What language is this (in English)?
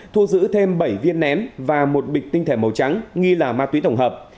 Vietnamese